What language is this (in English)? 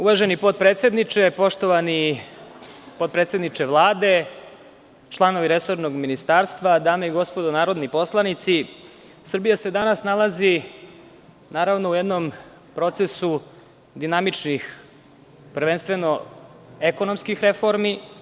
Serbian